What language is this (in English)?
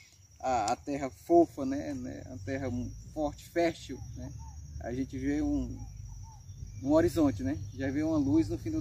Portuguese